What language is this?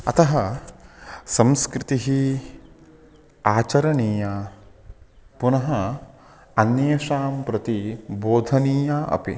Sanskrit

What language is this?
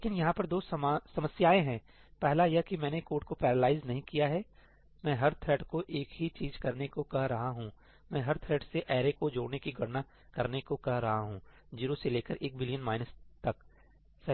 Hindi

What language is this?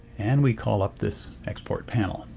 English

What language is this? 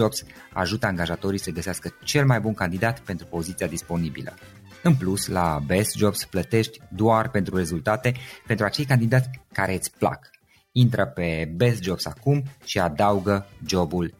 Romanian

